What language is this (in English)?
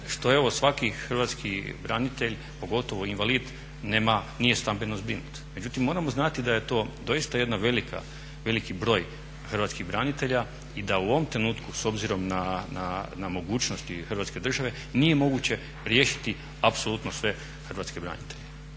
Croatian